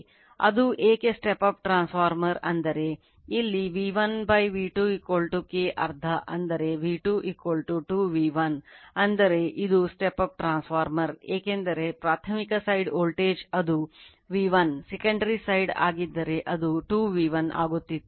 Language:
Kannada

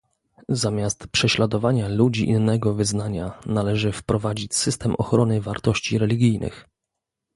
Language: Polish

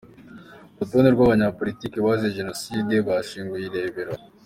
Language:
Kinyarwanda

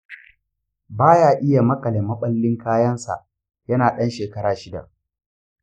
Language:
Hausa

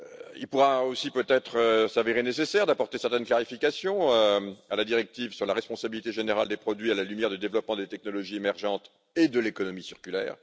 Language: French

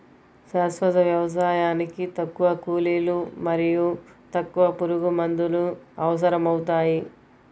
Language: Telugu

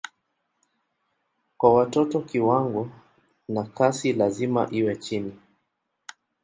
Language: Swahili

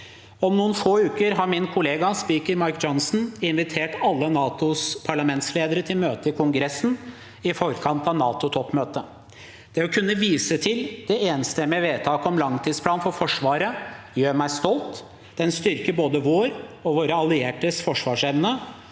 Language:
Norwegian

